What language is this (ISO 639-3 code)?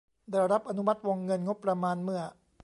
tha